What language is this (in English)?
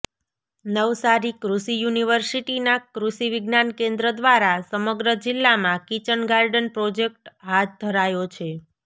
Gujarati